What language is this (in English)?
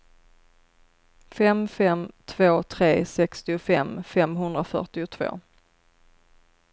Swedish